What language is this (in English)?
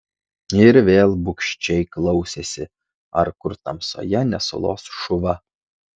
Lithuanian